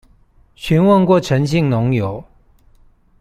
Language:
Chinese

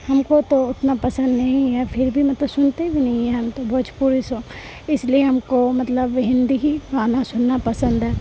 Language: Urdu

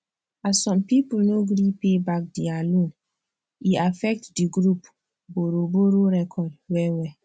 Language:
Nigerian Pidgin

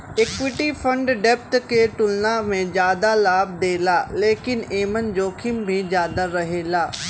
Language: Bhojpuri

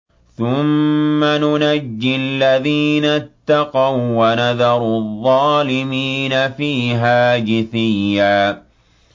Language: Arabic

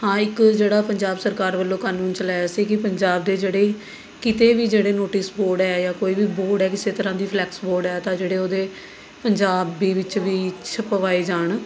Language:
Punjabi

